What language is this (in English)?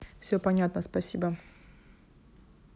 Russian